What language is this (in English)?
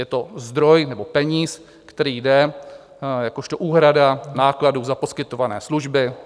Czech